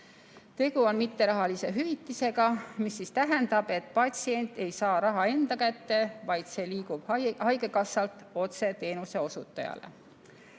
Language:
Estonian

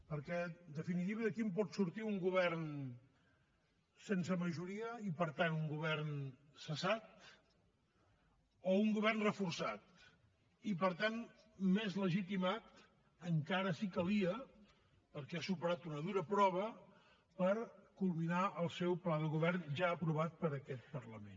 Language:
Catalan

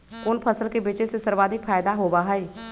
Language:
Magahi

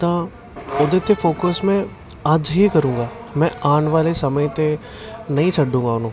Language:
Punjabi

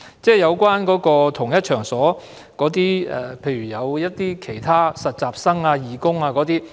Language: Cantonese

